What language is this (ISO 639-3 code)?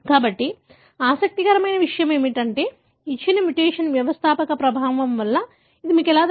tel